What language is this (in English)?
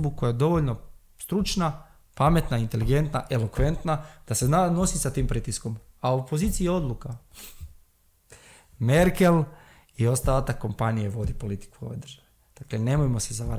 Croatian